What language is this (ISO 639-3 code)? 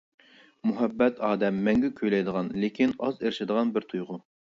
uig